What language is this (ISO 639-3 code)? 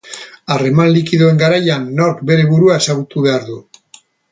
eus